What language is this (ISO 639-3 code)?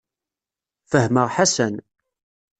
kab